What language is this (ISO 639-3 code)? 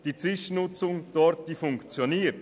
gsw